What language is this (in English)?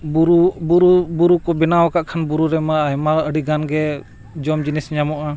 Santali